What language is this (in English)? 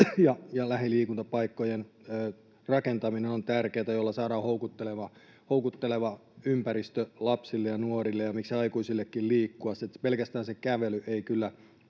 Finnish